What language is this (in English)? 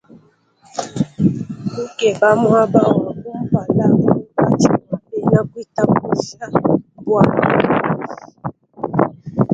Luba-Lulua